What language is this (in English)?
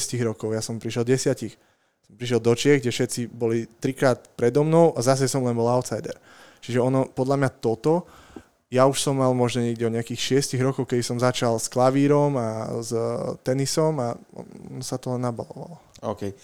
Slovak